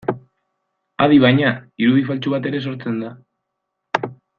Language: Basque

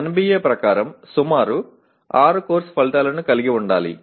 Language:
Telugu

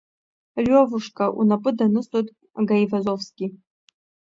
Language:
Abkhazian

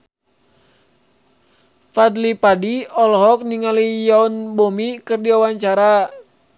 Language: Sundanese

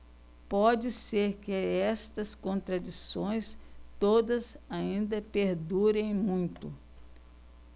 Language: Portuguese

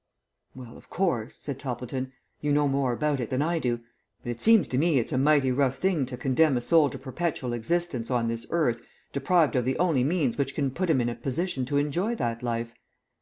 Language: English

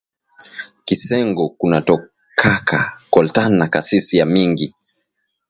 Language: Swahili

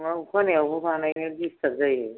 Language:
Bodo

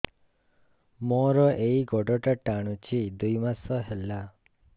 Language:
Odia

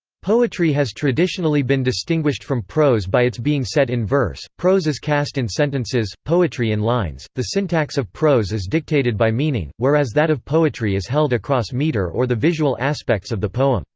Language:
English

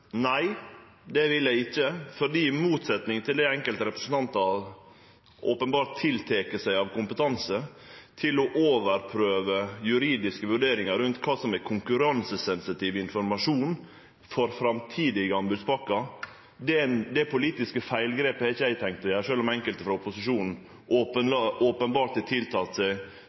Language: Norwegian Nynorsk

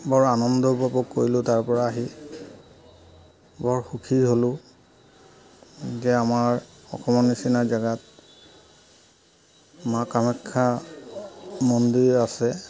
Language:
Assamese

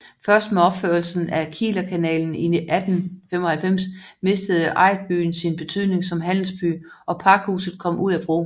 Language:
Danish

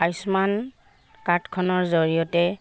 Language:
Assamese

